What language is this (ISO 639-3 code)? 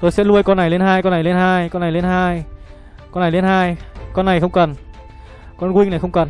vie